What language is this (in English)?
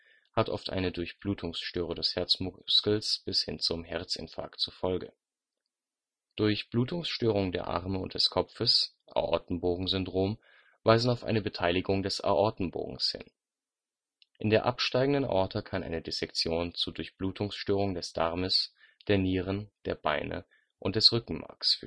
German